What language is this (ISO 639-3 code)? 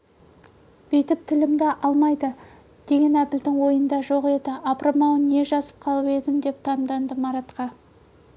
kaz